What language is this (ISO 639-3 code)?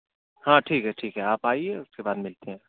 urd